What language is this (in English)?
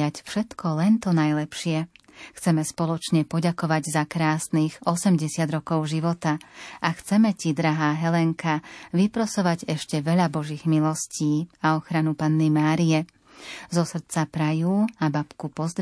Slovak